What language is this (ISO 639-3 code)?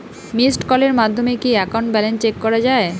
ben